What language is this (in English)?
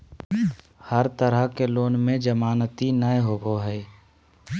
Magahi